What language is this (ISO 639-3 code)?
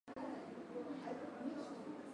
swa